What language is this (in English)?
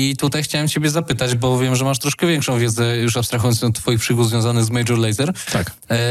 Polish